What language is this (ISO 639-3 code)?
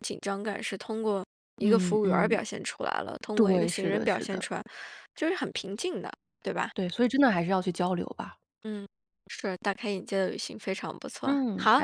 zho